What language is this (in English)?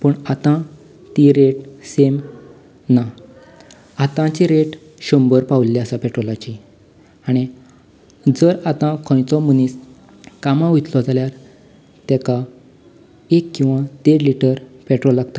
Konkani